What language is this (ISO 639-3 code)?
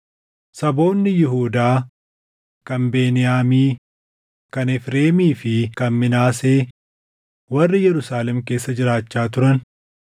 orm